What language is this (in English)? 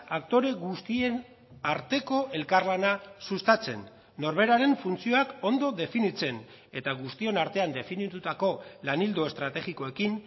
Basque